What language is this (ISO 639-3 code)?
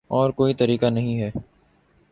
urd